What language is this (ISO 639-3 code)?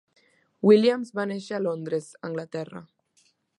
cat